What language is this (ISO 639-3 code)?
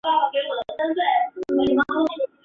zho